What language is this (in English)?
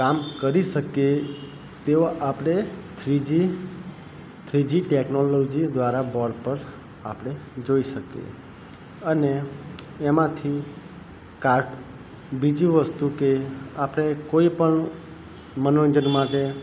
Gujarati